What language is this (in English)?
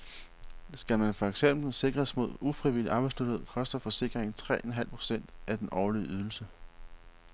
Danish